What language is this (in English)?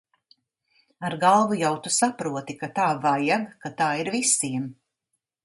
Latvian